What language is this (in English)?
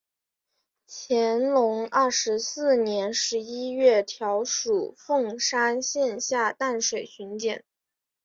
Chinese